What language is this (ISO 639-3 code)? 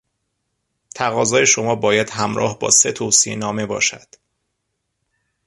fas